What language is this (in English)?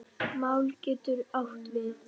Icelandic